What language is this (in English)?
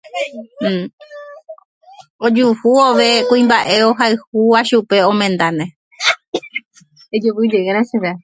Guarani